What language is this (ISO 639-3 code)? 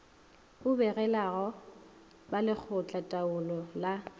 nso